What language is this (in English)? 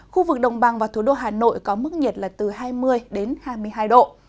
Vietnamese